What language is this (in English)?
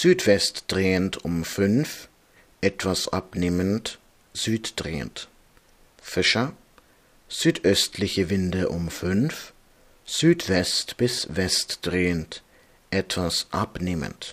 German